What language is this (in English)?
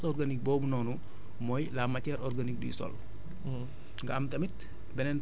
Wolof